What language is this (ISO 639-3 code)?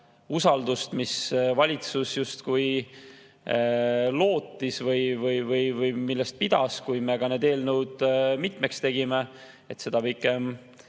est